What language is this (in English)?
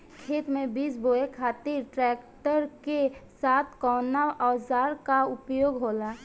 Bhojpuri